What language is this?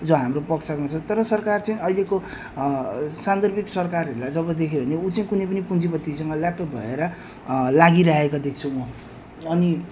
Nepali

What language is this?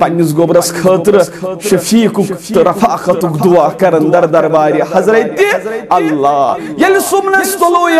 Turkish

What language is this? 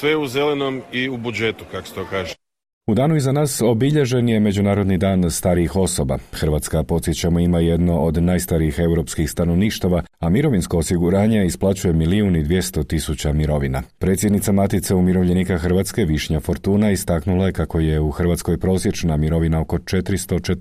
Croatian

